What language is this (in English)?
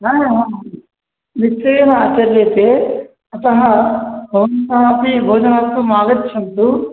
Sanskrit